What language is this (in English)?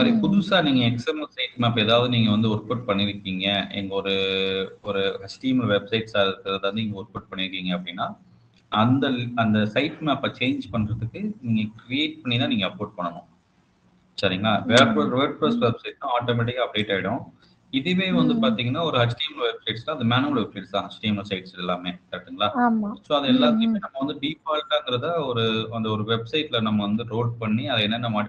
Tamil